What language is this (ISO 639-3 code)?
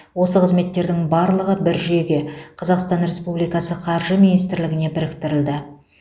kaz